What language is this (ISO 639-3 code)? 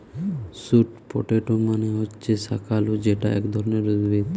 ben